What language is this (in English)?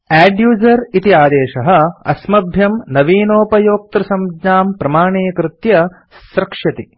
Sanskrit